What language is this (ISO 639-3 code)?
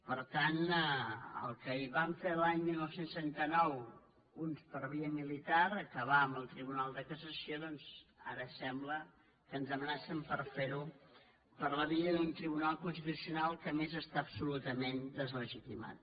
cat